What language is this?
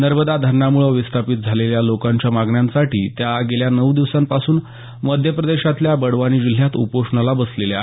Marathi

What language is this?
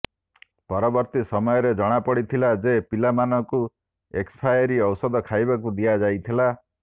Odia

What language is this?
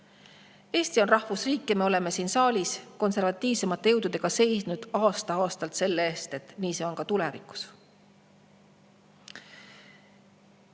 Estonian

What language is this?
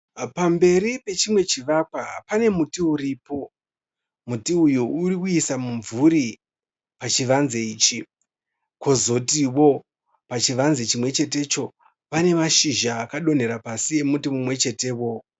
Shona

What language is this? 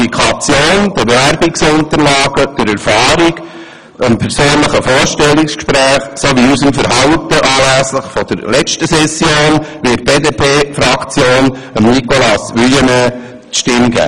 Swiss German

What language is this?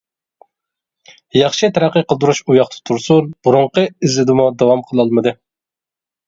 Uyghur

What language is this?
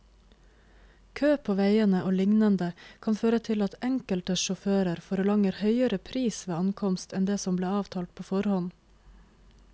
Norwegian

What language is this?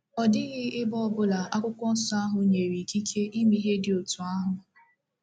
Igbo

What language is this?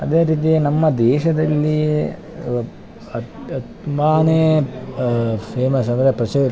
Kannada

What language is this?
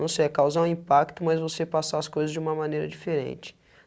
Portuguese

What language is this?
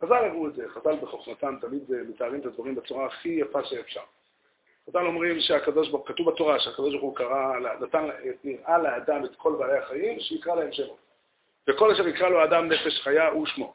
Hebrew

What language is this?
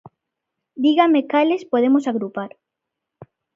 Galician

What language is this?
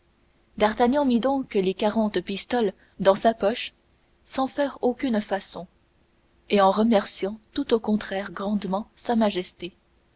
French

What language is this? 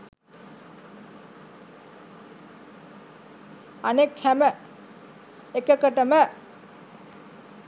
Sinhala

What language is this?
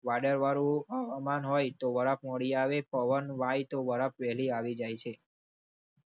Gujarati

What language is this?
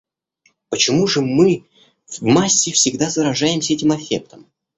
Russian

